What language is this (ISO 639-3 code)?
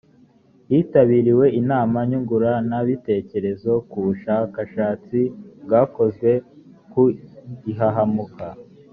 kin